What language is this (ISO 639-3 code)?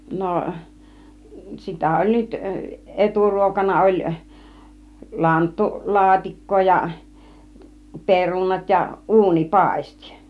fin